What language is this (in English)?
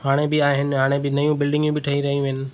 Sindhi